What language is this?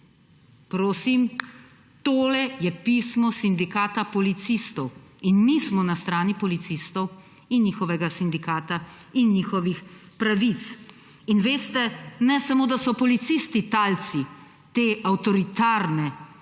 Slovenian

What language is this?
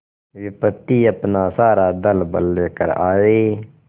Hindi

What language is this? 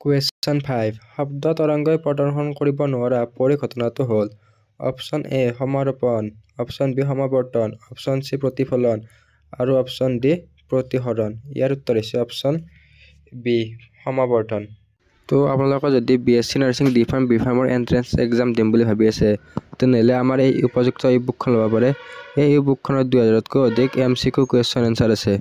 Bangla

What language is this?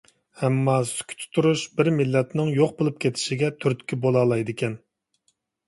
Uyghur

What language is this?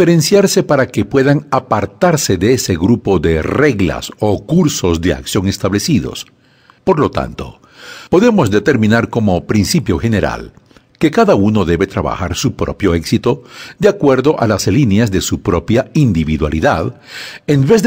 Spanish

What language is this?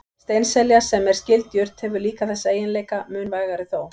Icelandic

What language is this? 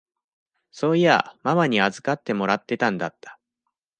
Japanese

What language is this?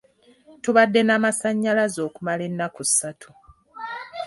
Ganda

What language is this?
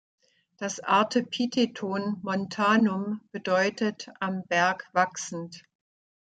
German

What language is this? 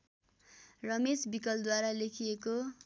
Nepali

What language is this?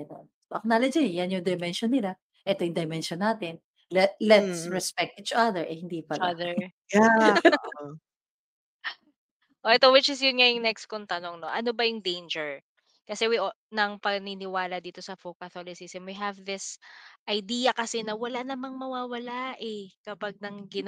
Filipino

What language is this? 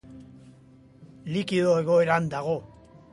Basque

